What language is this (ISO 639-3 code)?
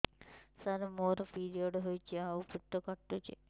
ori